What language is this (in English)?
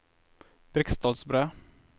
Norwegian